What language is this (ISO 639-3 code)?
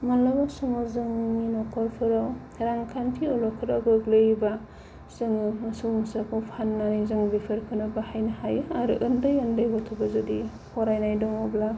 brx